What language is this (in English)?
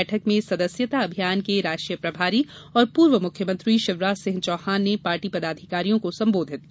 Hindi